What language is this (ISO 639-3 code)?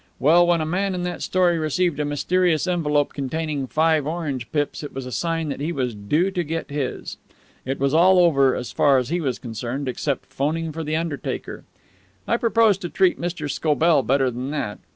eng